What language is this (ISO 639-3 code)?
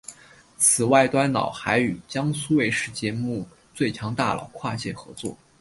zho